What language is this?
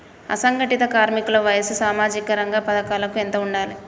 Telugu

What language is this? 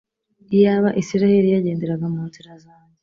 Kinyarwanda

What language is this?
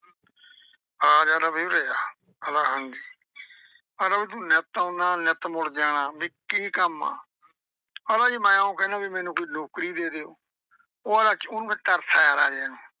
Punjabi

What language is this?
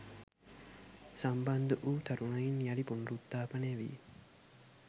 Sinhala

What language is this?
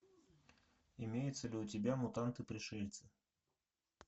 Russian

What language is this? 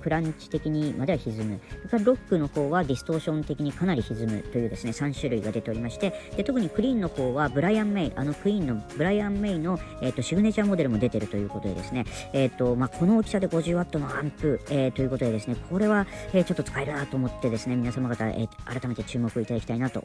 Japanese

